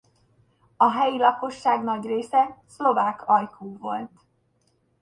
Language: Hungarian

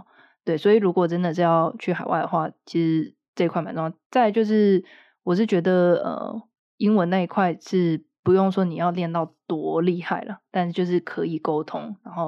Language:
Chinese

